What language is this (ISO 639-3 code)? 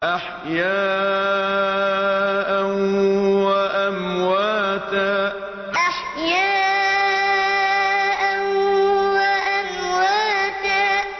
ara